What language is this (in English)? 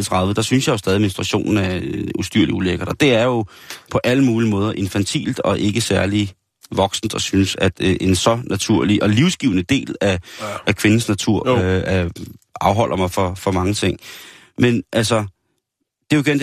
Danish